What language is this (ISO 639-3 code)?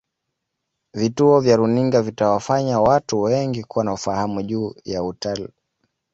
swa